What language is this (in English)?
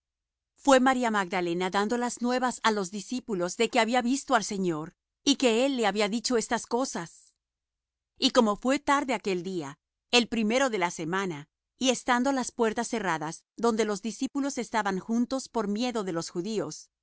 Spanish